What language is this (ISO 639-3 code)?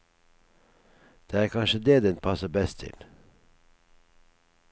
nor